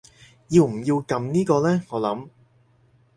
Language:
Cantonese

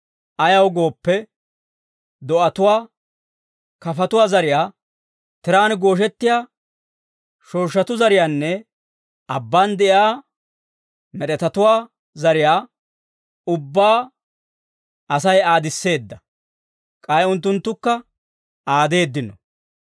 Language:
Dawro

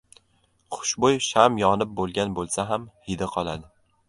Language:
Uzbek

